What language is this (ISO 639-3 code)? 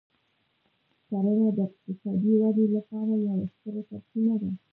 pus